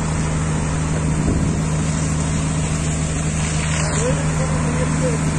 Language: Turkish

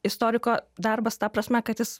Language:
Lithuanian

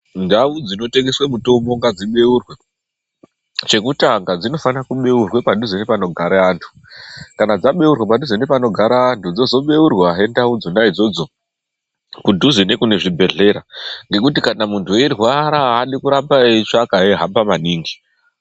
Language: Ndau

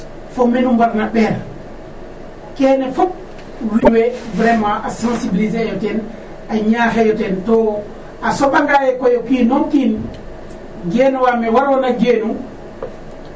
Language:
Serer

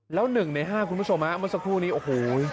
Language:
Thai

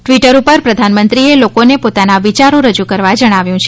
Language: Gujarati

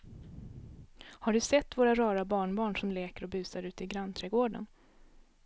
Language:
Swedish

